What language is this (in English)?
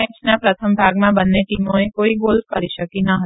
Gujarati